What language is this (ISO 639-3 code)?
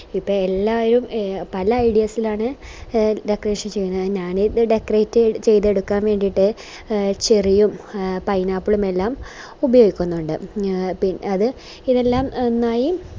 mal